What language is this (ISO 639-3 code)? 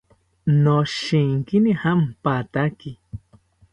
cpy